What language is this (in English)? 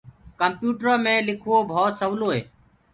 Gurgula